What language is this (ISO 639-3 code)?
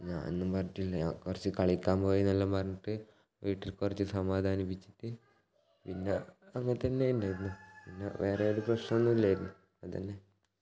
mal